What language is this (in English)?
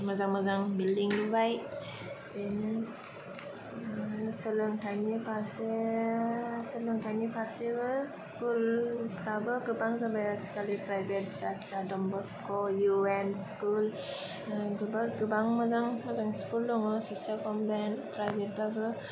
Bodo